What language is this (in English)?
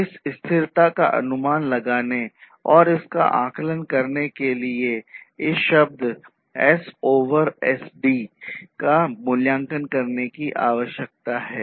Hindi